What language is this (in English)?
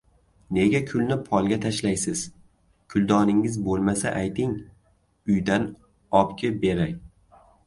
Uzbek